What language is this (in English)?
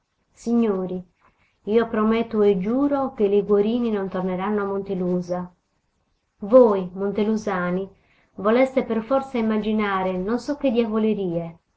Italian